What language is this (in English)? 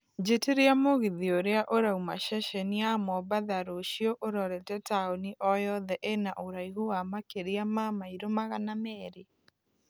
Kikuyu